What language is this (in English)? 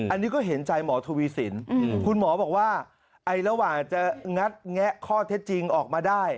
Thai